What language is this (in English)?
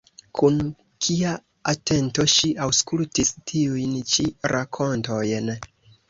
Esperanto